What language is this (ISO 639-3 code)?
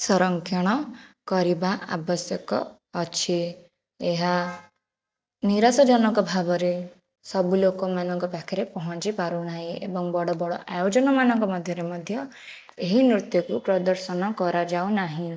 ori